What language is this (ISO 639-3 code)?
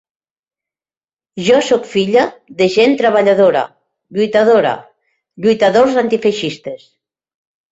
cat